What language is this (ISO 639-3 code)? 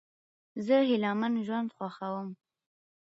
pus